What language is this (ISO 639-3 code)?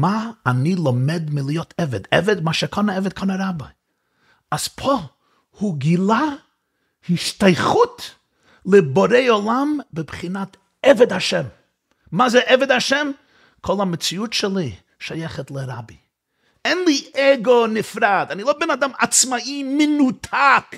heb